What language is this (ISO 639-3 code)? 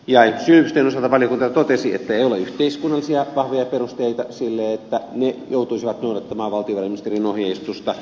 fin